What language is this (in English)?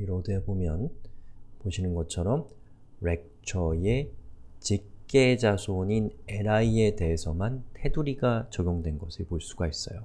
Korean